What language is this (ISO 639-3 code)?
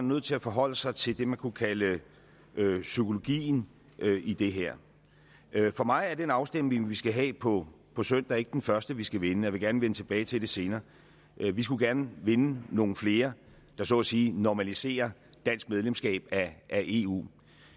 dan